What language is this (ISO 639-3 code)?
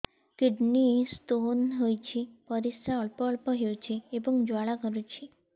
ori